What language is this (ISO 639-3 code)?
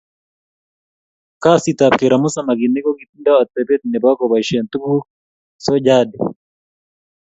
kln